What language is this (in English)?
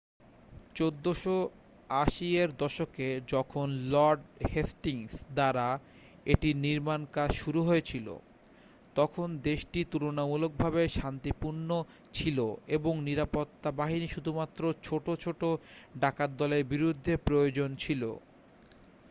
Bangla